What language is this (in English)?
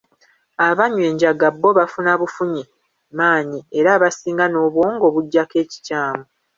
Ganda